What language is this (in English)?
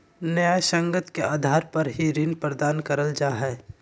Magahi